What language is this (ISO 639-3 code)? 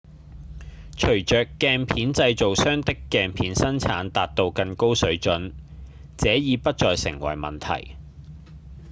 yue